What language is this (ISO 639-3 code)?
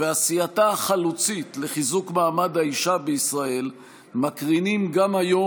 heb